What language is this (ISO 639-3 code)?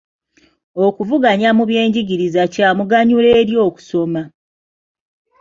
lug